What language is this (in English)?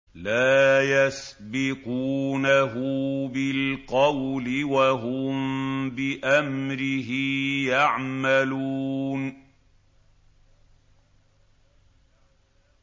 Arabic